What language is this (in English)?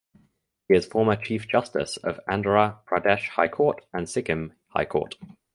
English